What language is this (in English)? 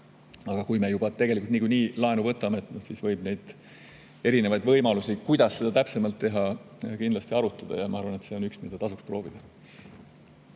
Estonian